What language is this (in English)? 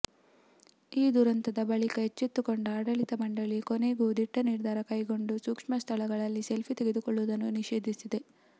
Kannada